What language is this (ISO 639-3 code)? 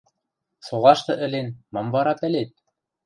mrj